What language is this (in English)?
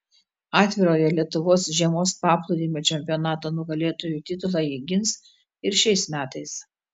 Lithuanian